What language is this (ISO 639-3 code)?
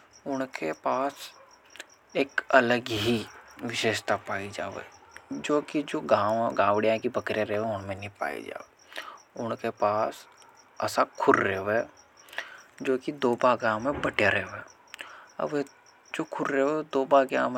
hoj